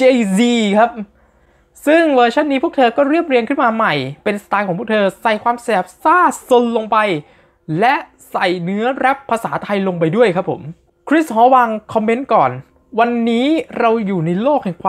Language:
Thai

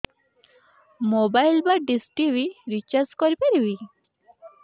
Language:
Odia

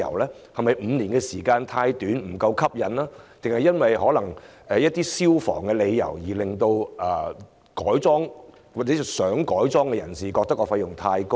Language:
Cantonese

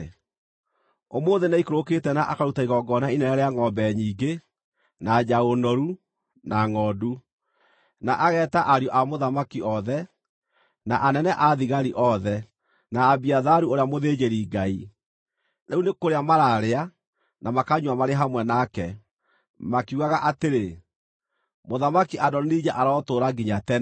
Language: Kikuyu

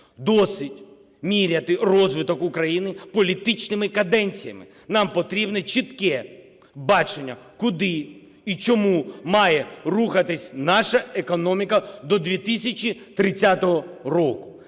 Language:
Ukrainian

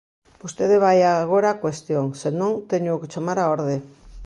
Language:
Galician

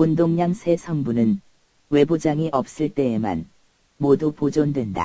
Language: Korean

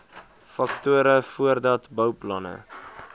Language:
Afrikaans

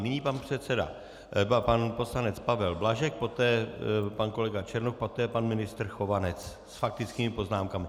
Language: Czech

